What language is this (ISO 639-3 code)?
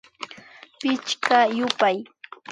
qvi